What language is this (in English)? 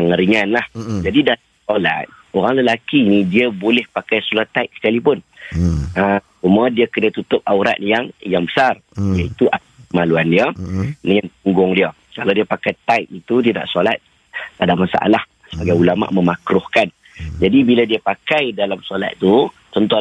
Malay